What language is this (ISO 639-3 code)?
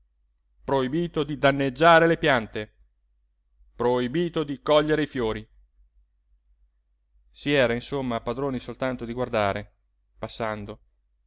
ita